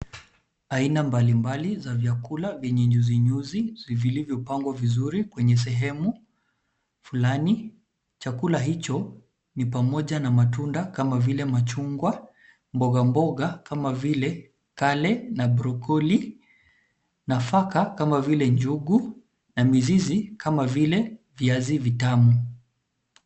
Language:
Swahili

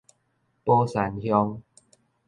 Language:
Min Nan Chinese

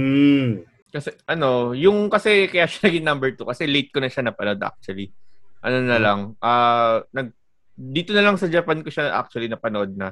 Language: Filipino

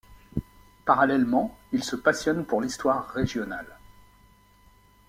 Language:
French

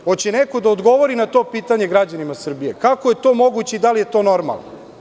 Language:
Serbian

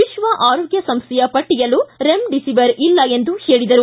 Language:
Kannada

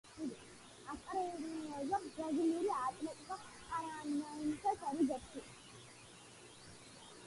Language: Georgian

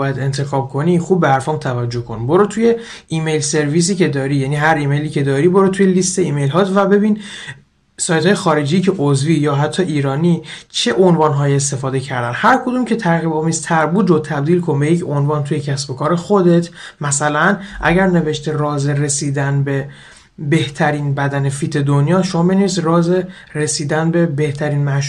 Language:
Persian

